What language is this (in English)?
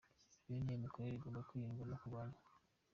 Kinyarwanda